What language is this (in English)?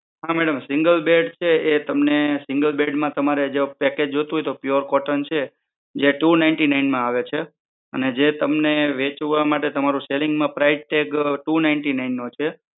Gujarati